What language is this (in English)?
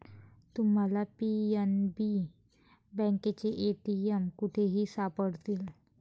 Marathi